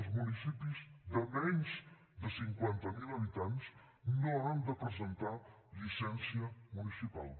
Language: Catalan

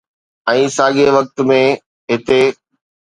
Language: Sindhi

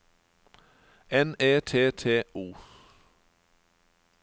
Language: Norwegian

